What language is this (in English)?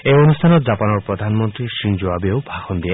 Assamese